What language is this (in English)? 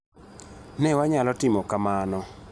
Luo (Kenya and Tanzania)